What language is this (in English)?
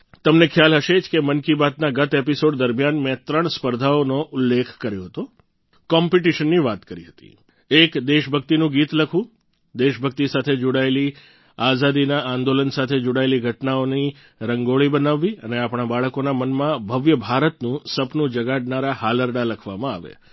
Gujarati